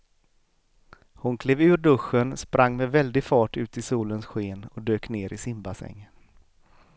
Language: Swedish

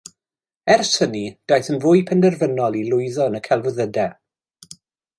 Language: Welsh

